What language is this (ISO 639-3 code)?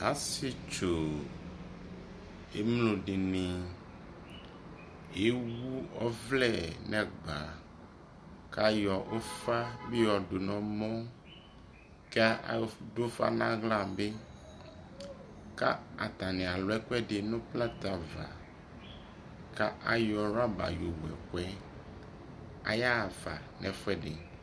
kpo